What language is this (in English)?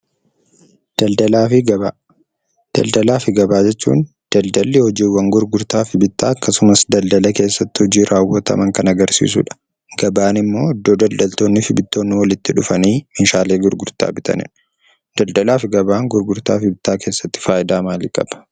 Oromo